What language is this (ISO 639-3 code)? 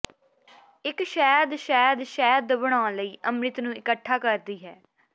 pan